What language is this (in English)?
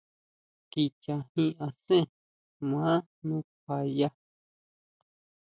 Huautla Mazatec